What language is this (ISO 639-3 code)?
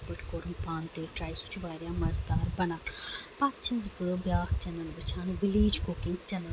kas